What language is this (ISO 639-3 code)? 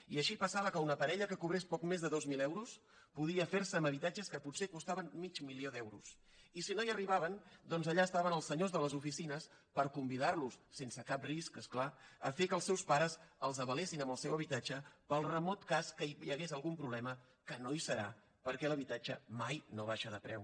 cat